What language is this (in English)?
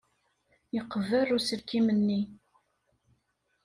Kabyle